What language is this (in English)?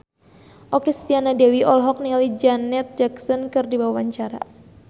Sundanese